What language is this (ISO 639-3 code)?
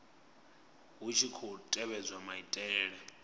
ven